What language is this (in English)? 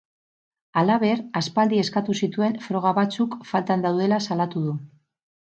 Basque